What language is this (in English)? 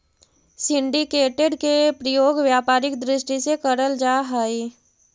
Magahi